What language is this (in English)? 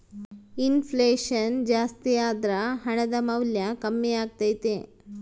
Kannada